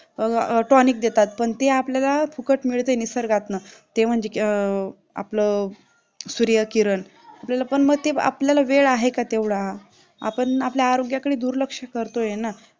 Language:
Marathi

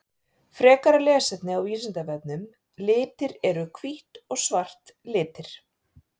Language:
Icelandic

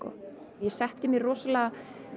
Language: Icelandic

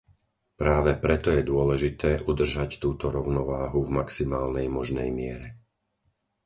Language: Slovak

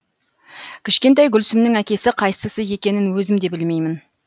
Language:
Kazakh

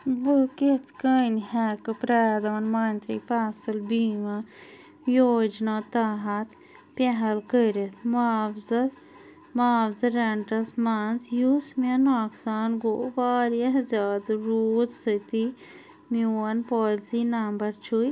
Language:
Kashmiri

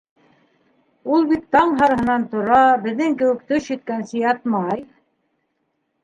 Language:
Bashkir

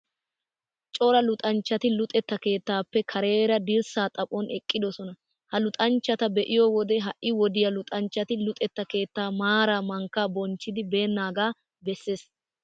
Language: Wolaytta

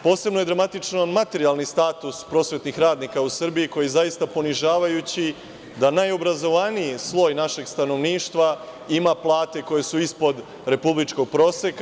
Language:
Serbian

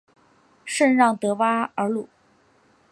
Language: Chinese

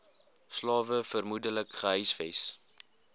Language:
Afrikaans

